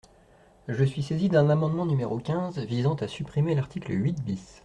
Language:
French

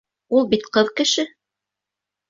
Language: Bashkir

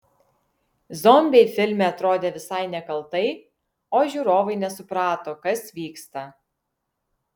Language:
Lithuanian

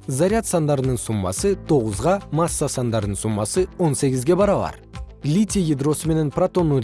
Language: Kyrgyz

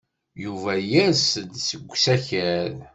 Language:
Kabyle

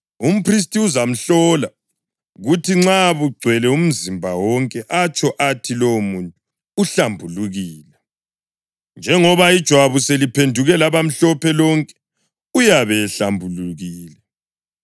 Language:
North Ndebele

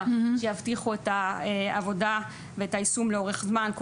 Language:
Hebrew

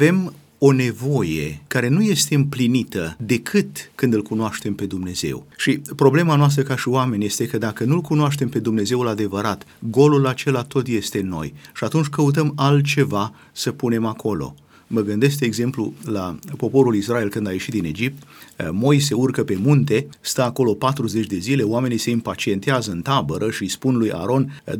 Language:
Romanian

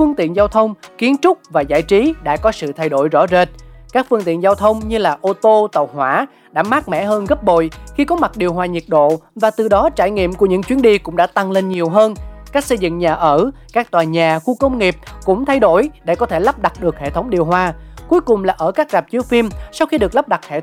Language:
Vietnamese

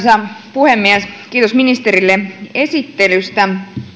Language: Finnish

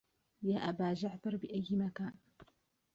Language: Arabic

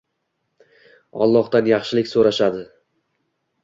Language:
Uzbek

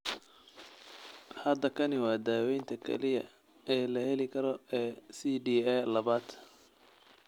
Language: Somali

